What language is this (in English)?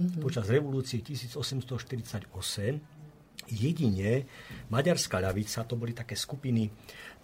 Slovak